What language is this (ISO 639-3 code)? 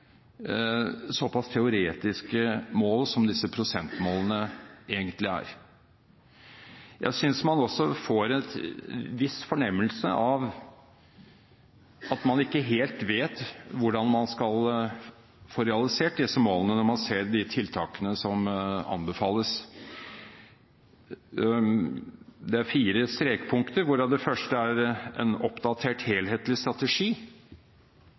nob